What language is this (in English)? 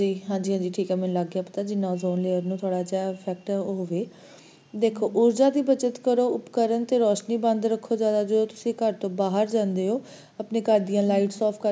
Punjabi